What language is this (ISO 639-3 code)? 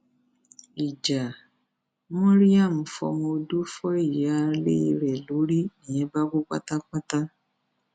yor